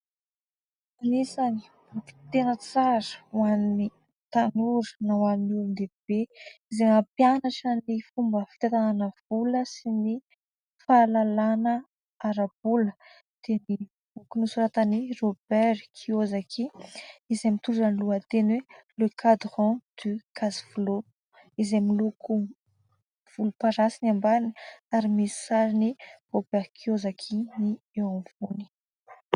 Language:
Malagasy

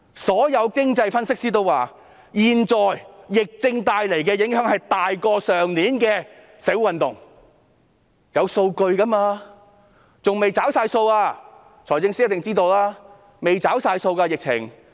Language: Cantonese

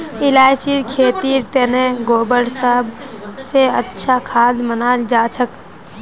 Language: Magahi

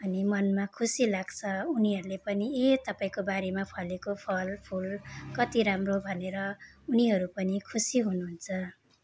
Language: Nepali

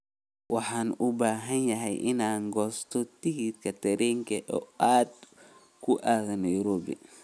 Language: Somali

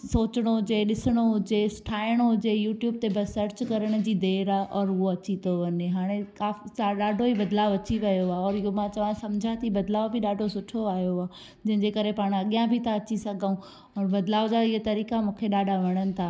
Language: Sindhi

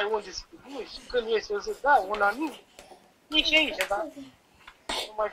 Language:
Romanian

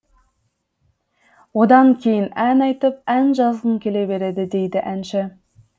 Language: Kazakh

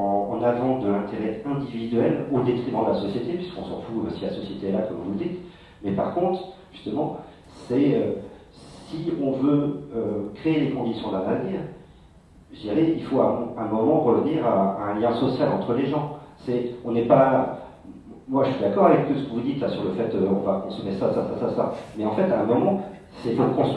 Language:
French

